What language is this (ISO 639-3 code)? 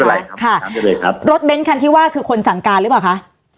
tha